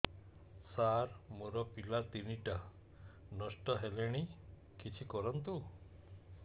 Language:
Odia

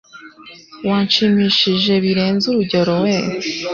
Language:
Kinyarwanda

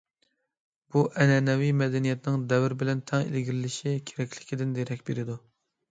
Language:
Uyghur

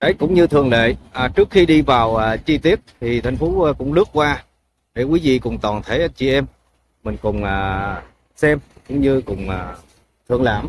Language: Vietnamese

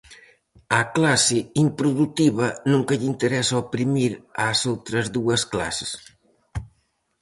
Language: Galician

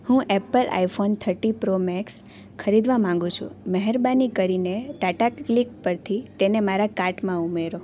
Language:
Gujarati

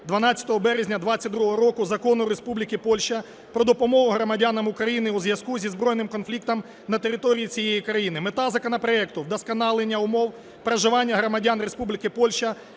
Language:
Ukrainian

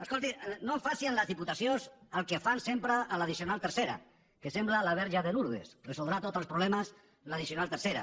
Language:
Catalan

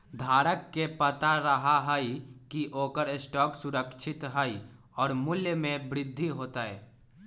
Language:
Magahi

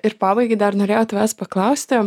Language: Lithuanian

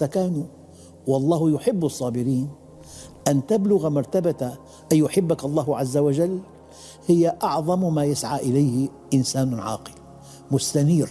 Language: Arabic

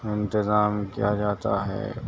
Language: Urdu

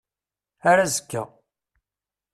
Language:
Kabyle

